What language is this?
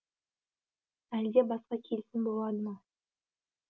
Kazakh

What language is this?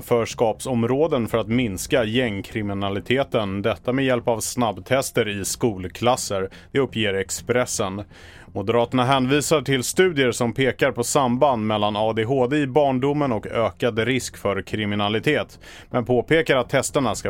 Swedish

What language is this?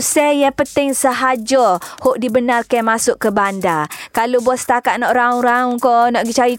Malay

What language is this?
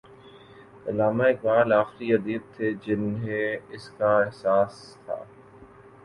Urdu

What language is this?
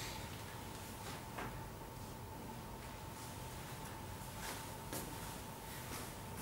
Swedish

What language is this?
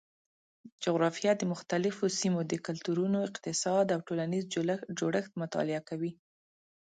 Pashto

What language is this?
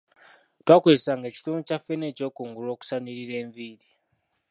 Ganda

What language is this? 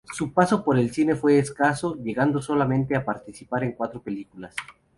Spanish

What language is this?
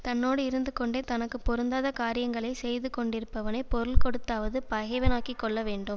Tamil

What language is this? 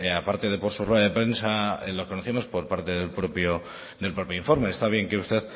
Spanish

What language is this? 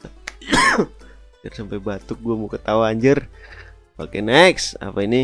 Indonesian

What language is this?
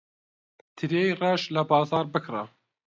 Central Kurdish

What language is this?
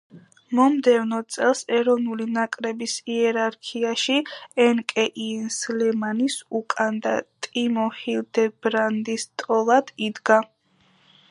Georgian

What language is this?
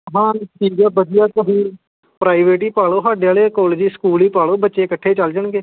Punjabi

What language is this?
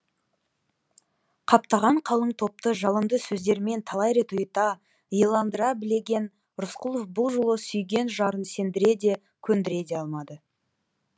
Kazakh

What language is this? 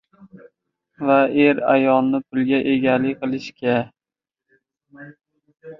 Uzbek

